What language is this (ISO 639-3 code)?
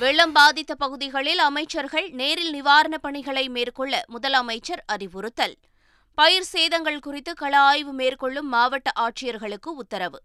tam